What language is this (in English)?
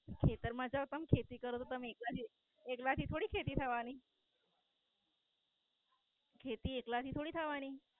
Gujarati